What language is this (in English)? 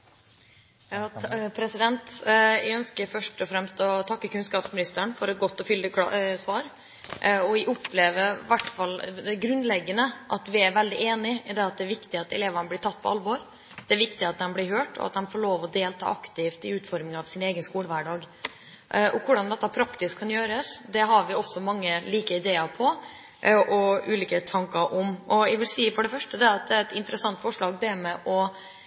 Norwegian Bokmål